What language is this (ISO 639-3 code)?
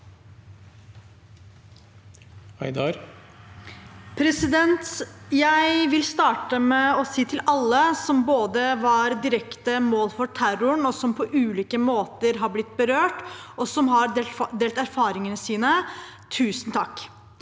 nor